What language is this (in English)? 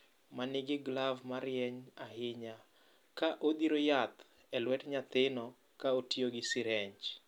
Luo (Kenya and Tanzania)